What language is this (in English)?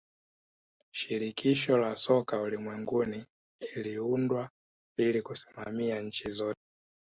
Swahili